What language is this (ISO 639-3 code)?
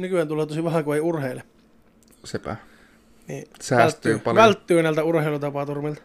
fin